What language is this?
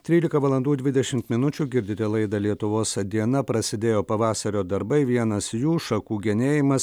Lithuanian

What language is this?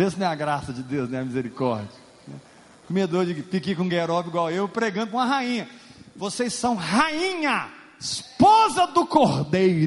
Portuguese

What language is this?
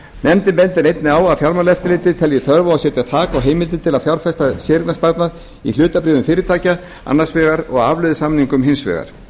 Icelandic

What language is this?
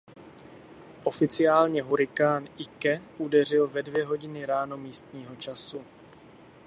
Czech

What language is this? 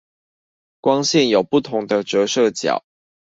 Chinese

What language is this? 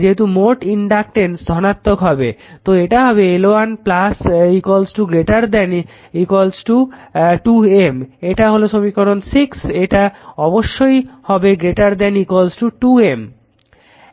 Bangla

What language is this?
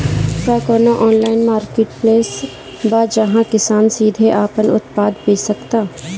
Bhojpuri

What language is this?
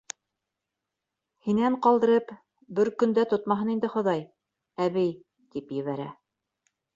Bashkir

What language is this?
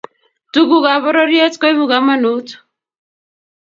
Kalenjin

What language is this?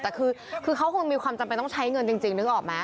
Thai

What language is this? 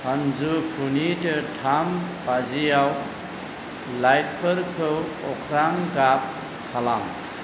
Bodo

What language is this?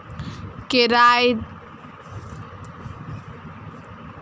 Maithili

